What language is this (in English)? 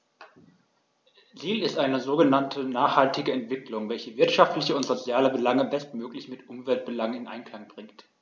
German